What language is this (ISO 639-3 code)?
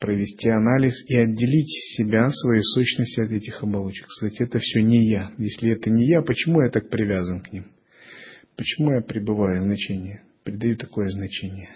rus